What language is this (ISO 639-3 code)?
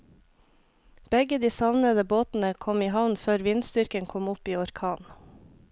nor